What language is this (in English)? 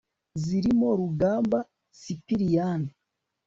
Kinyarwanda